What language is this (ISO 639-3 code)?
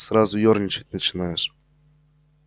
rus